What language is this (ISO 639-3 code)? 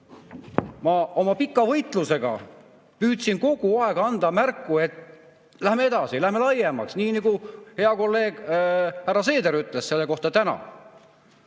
est